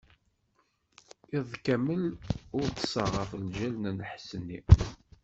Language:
Kabyle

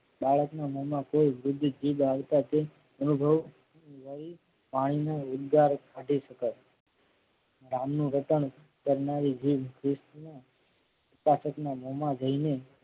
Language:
Gujarati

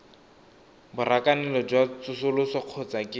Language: Tswana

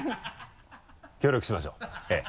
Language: Japanese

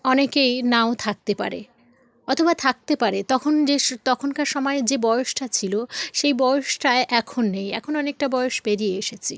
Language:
Bangla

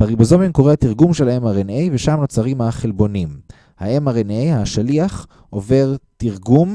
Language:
Hebrew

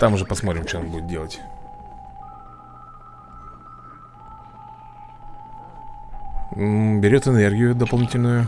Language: Russian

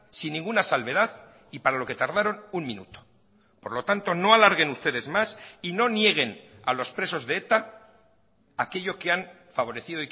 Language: Spanish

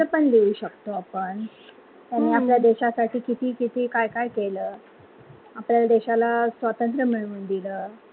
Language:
Marathi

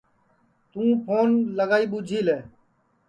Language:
Sansi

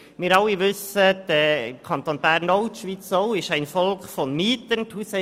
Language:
Swiss German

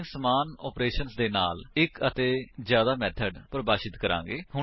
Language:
Punjabi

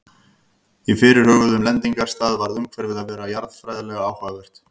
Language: Icelandic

